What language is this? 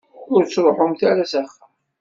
Kabyle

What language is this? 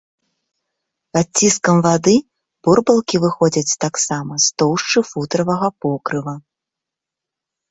Belarusian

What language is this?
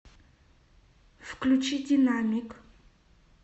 Russian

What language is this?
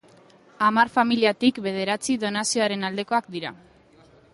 Basque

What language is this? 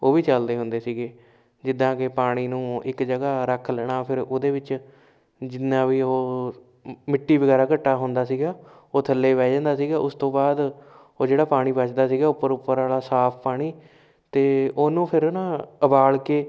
Punjabi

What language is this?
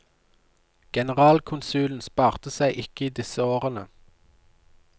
Norwegian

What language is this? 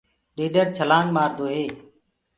Gurgula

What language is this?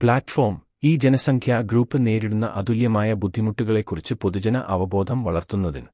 Malayalam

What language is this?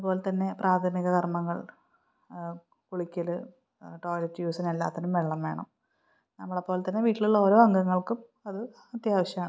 Malayalam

